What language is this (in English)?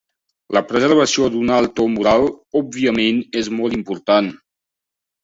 Catalan